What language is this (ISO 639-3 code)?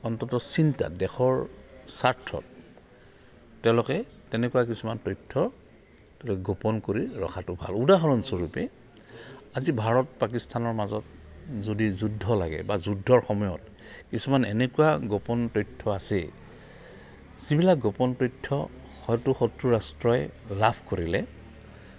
asm